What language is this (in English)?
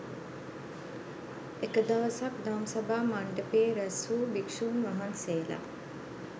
Sinhala